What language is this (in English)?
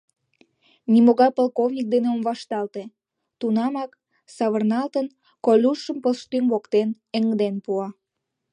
Mari